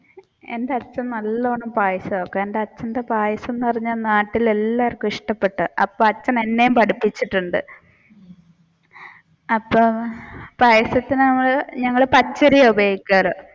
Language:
Malayalam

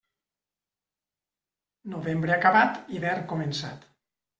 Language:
Catalan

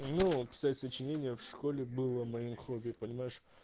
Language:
Russian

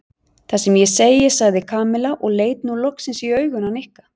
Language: Icelandic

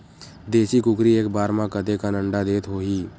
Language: Chhattisgarhi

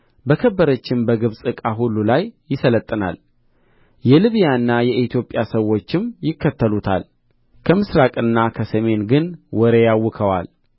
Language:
Amharic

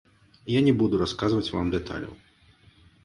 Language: Belarusian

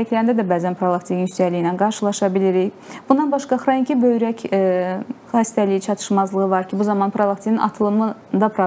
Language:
Turkish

